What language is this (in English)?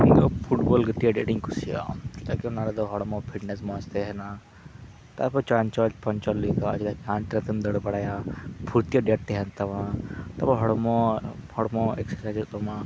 Santali